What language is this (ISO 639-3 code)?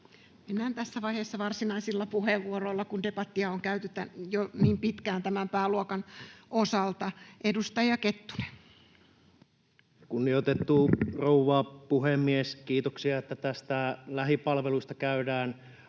fin